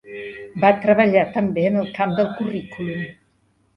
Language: Catalan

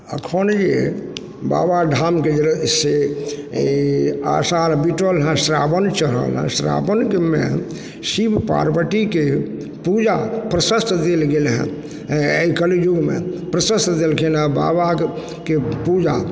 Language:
Maithili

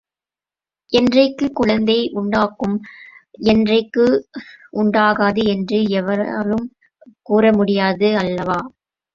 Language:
Tamil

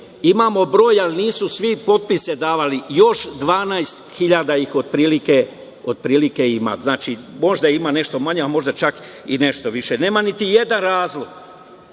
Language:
Serbian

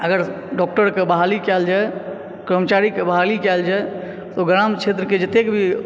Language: Maithili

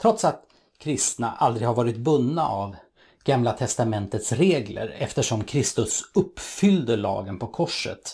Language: Swedish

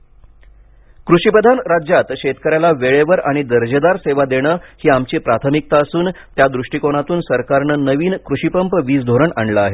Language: Marathi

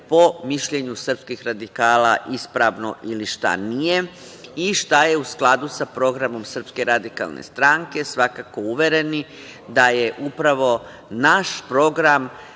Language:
Serbian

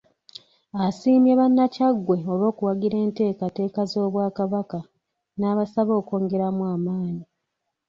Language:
Ganda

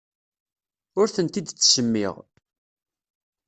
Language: Kabyle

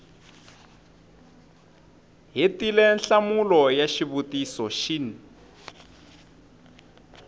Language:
Tsonga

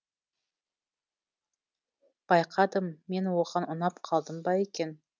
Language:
Kazakh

